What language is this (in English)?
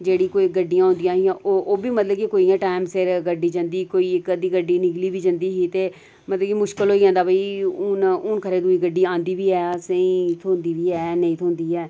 Dogri